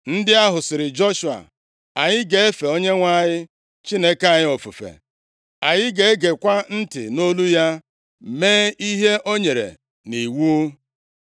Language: Igbo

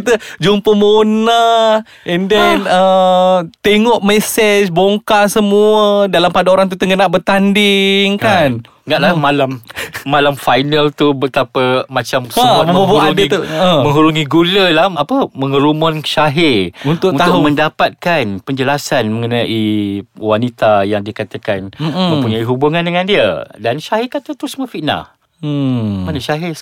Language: Malay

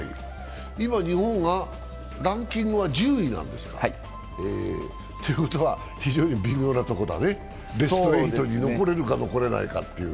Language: Japanese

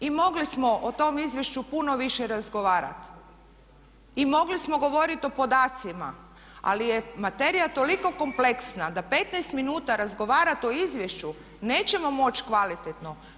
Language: Croatian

